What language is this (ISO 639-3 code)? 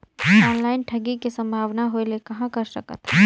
hne